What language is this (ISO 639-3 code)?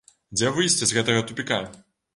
bel